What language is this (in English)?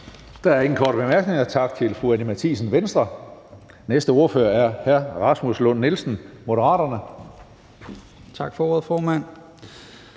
Danish